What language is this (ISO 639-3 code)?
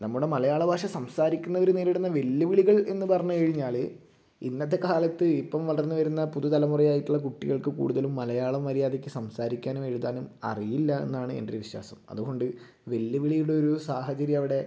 mal